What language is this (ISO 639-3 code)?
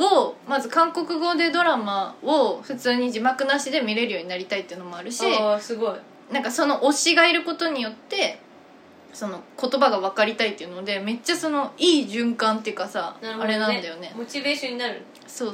jpn